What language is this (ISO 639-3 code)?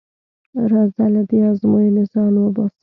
pus